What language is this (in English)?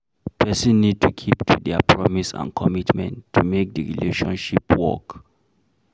Nigerian Pidgin